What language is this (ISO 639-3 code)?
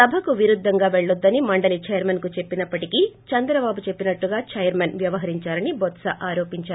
tel